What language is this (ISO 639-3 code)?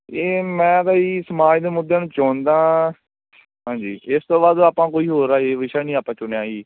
pan